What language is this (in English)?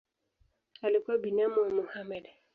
Swahili